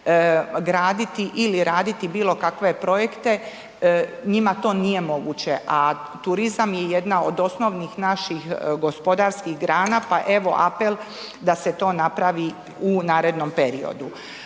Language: Croatian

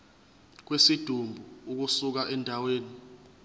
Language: Zulu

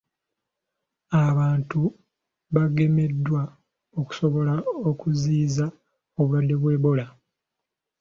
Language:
Ganda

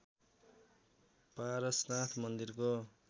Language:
Nepali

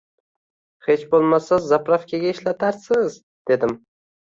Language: Uzbek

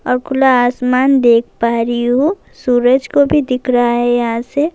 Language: Urdu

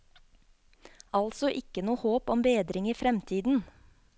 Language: Norwegian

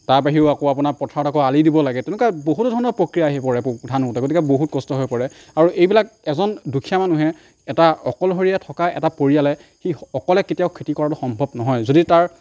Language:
Assamese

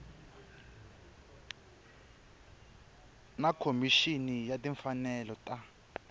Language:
Tsonga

